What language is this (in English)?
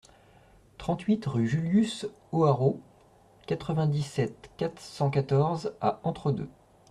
French